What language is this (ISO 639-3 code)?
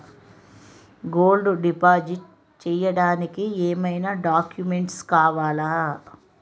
tel